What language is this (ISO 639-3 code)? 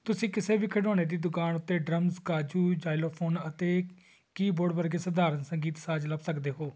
pan